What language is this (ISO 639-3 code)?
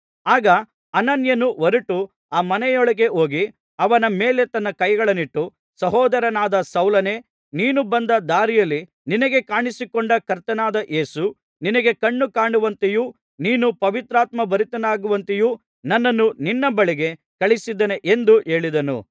kan